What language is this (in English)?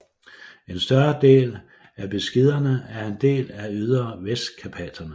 Danish